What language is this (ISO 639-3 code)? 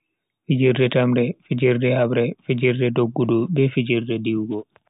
fui